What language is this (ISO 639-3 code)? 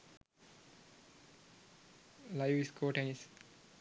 sin